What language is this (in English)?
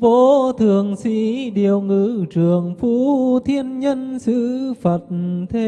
Vietnamese